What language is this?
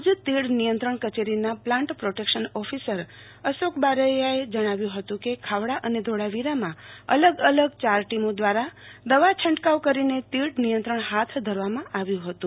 Gujarati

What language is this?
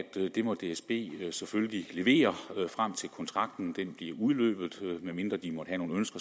Danish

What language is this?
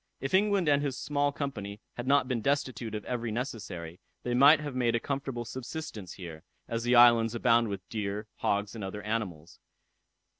English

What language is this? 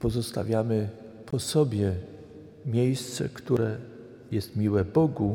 Polish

